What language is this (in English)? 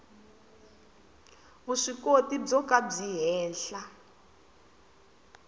Tsonga